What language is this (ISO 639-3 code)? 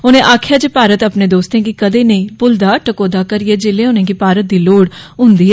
doi